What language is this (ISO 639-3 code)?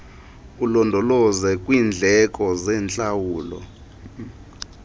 xho